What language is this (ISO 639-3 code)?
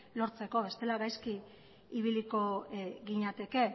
eus